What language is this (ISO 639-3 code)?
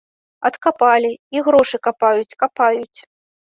bel